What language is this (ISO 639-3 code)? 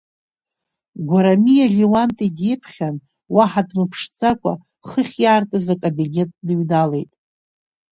abk